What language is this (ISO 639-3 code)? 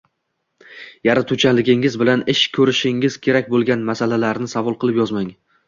uzb